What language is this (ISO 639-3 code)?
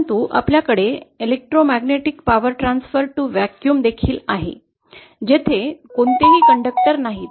mar